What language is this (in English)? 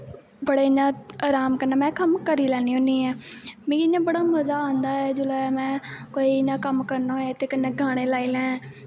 Dogri